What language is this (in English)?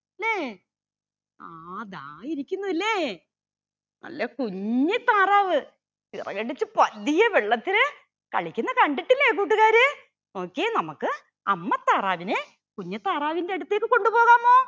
Malayalam